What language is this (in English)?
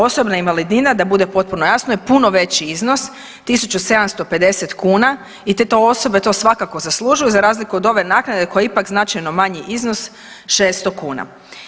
Croatian